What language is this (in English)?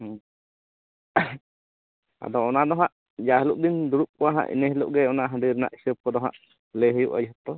Santali